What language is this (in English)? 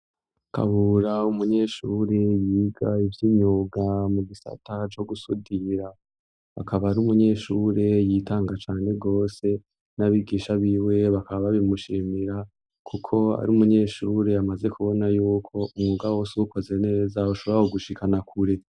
Rundi